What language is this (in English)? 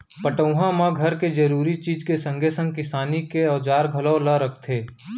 Chhattisgarhi